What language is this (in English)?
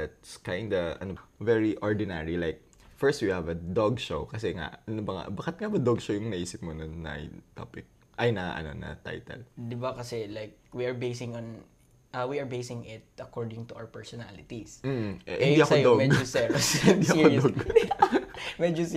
Filipino